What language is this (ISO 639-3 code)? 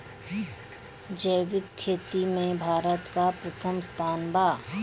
bho